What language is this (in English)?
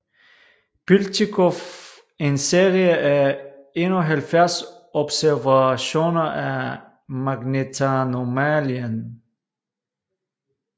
Danish